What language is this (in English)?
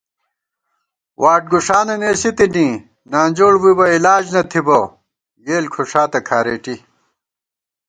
Gawar-Bati